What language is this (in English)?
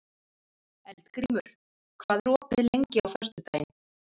Icelandic